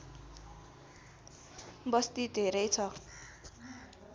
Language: Nepali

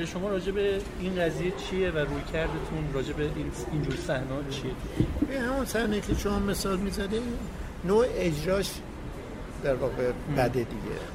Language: Persian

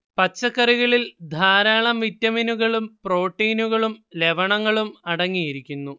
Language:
Malayalam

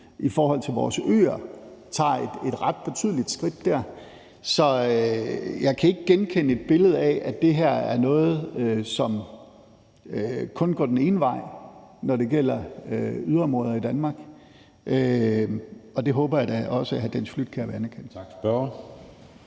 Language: Danish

